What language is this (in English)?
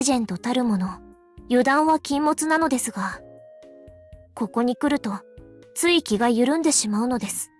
Japanese